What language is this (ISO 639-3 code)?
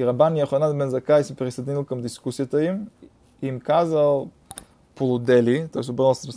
bul